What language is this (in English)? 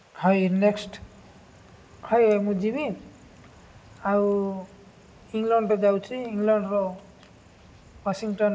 Odia